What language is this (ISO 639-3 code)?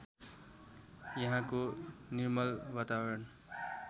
nep